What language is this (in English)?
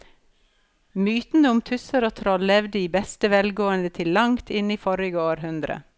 Norwegian